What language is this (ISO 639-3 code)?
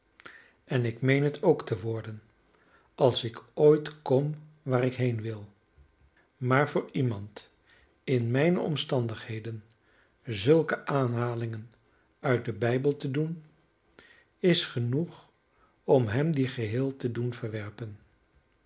nld